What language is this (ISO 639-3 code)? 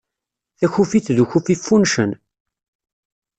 kab